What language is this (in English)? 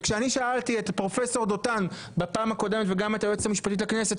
Hebrew